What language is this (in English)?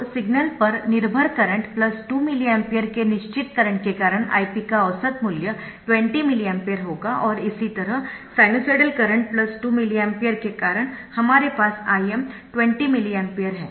Hindi